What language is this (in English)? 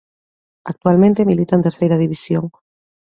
Galician